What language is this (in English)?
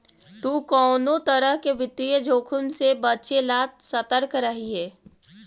Magahi